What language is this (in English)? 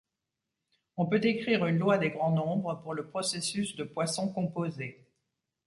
French